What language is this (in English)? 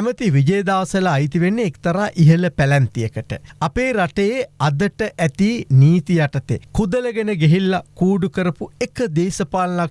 Turkish